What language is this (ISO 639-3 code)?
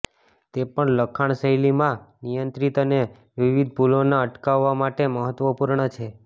guj